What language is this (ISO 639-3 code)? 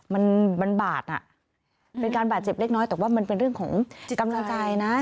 tha